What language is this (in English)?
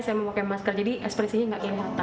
Indonesian